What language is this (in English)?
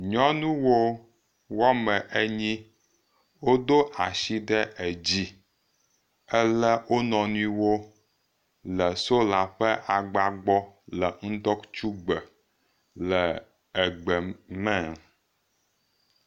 Ewe